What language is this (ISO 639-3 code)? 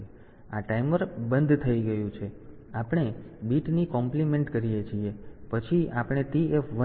guj